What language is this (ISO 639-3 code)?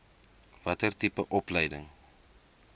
afr